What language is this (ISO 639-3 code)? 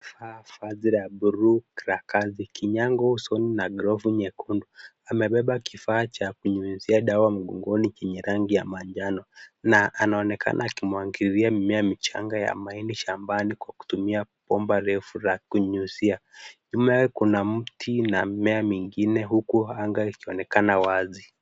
swa